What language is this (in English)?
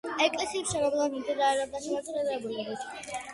Georgian